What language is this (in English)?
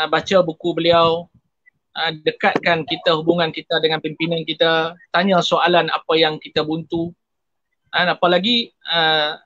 Malay